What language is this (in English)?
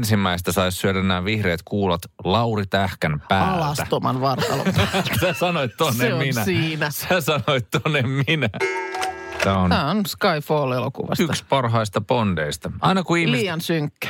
Finnish